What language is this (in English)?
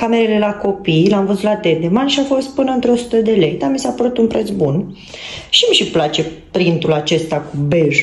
Romanian